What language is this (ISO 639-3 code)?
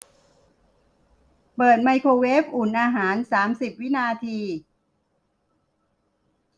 tha